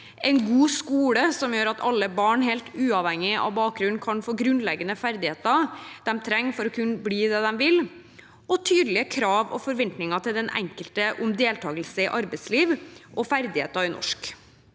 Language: Norwegian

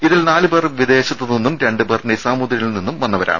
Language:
Malayalam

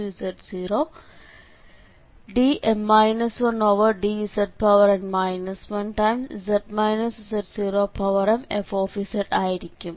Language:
Malayalam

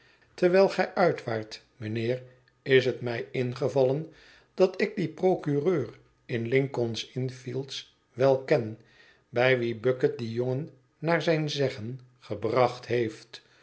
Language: Dutch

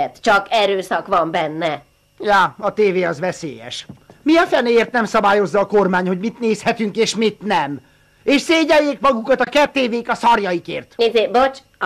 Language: Hungarian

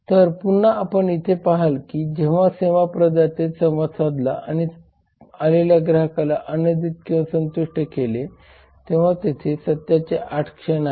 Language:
Marathi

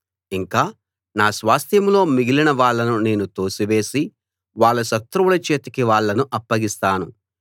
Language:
Telugu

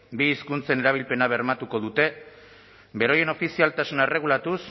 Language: Basque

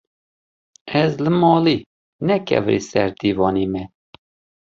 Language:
Kurdish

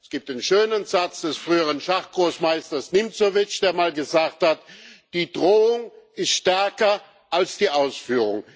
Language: German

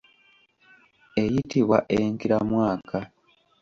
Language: Ganda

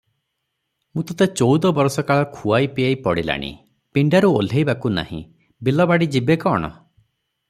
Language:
Odia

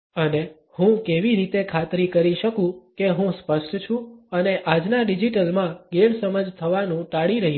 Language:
Gujarati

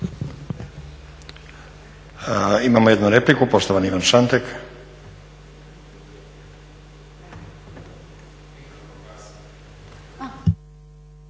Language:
Croatian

